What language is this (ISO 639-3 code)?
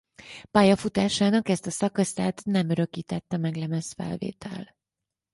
hun